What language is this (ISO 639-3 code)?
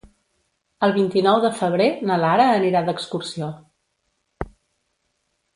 cat